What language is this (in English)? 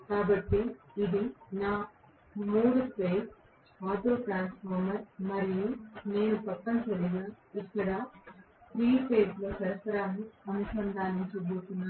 Telugu